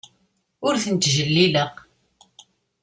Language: Kabyle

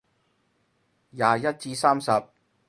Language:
Cantonese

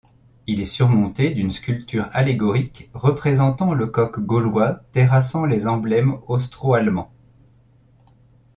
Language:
French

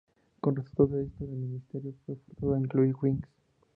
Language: Spanish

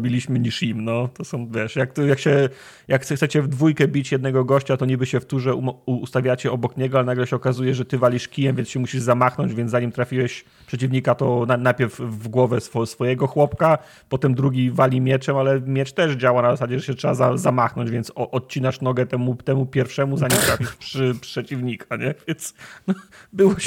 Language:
Polish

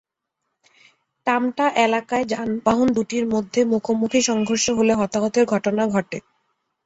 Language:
Bangla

